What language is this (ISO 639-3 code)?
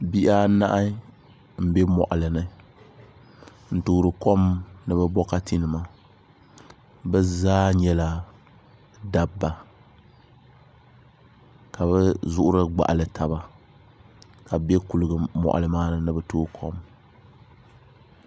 dag